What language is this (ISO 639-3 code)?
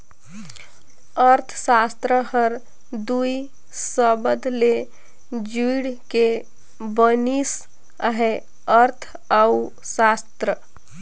hne